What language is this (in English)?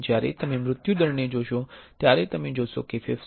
Gujarati